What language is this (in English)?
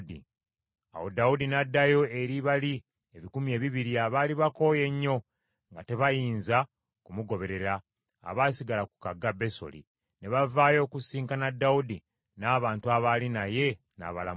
Ganda